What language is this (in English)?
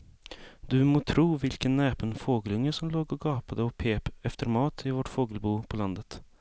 Swedish